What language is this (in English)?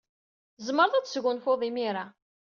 Kabyle